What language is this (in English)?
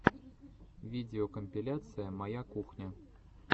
Russian